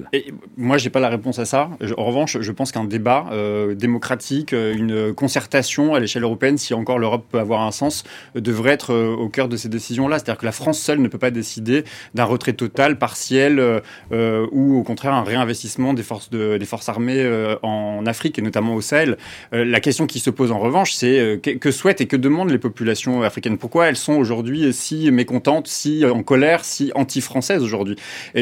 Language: French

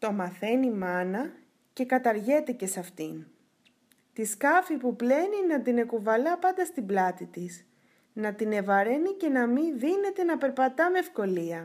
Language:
Greek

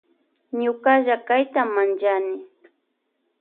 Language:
Loja Highland Quichua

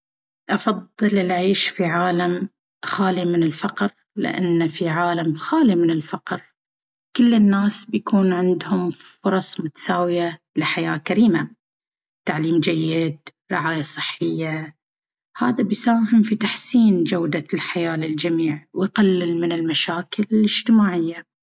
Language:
Baharna Arabic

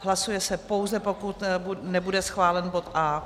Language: Czech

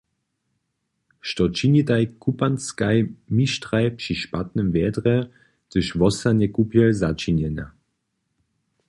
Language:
Upper Sorbian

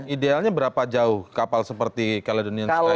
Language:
Indonesian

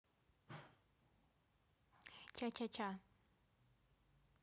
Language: Russian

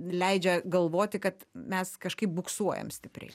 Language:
Lithuanian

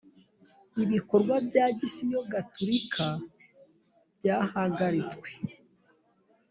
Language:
Kinyarwanda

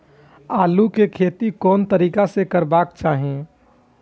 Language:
Maithili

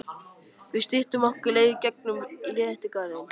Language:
Icelandic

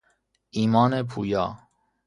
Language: Persian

